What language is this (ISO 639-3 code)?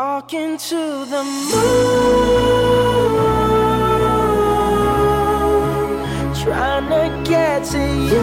fas